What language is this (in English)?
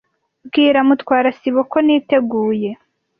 Kinyarwanda